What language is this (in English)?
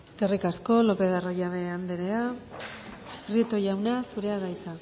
Basque